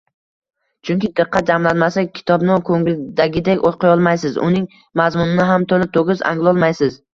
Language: Uzbek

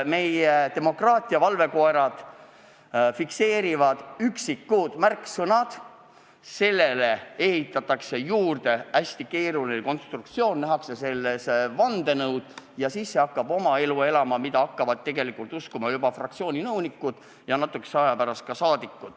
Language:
Estonian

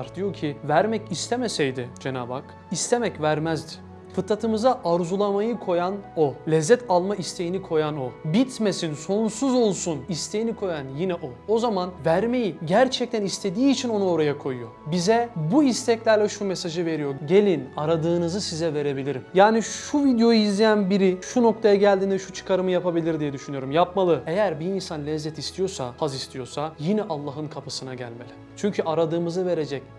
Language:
Turkish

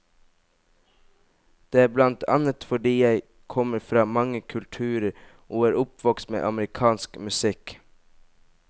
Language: Norwegian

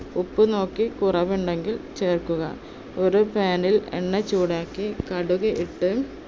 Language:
Malayalam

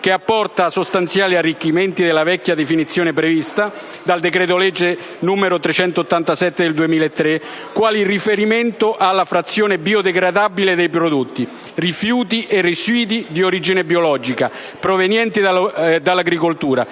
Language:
Italian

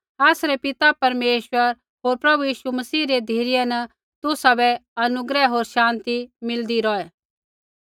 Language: Kullu Pahari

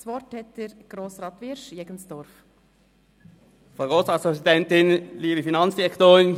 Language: Swiss German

